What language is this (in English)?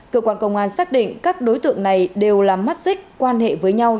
Vietnamese